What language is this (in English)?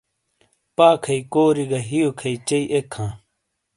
Shina